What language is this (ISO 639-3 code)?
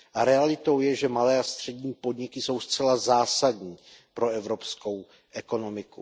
ces